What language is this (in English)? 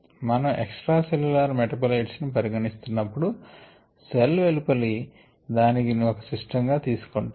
Telugu